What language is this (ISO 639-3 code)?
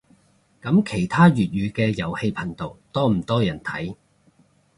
yue